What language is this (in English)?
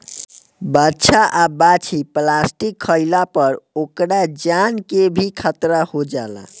Bhojpuri